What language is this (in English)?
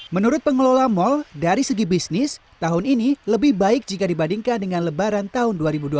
Indonesian